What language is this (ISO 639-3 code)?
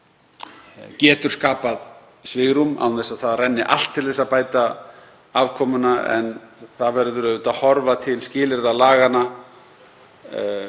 isl